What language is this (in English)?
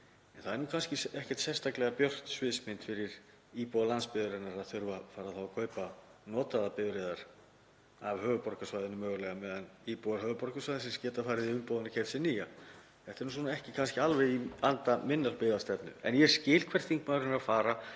Icelandic